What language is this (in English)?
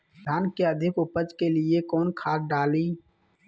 Magahi